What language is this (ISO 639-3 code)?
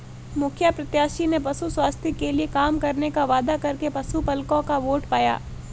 hin